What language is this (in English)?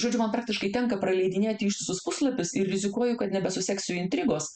Lithuanian